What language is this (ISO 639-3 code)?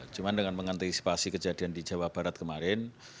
ind